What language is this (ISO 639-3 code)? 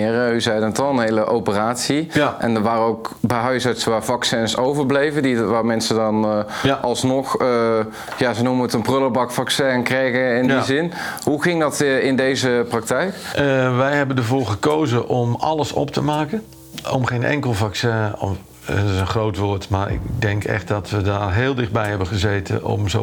nld